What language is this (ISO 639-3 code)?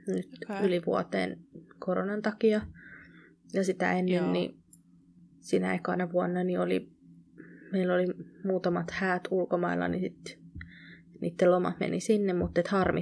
fin